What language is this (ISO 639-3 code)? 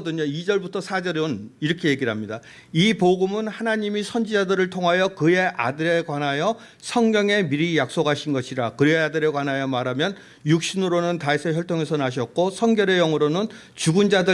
kor